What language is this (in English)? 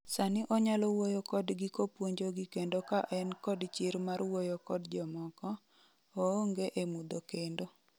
Luo (Kenya and Tanzania)